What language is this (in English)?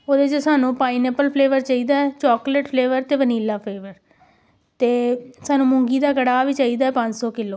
Punjabi